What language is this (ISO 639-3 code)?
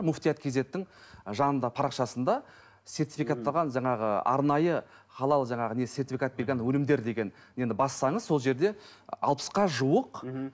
kaz